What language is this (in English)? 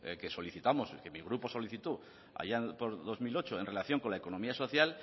Spanish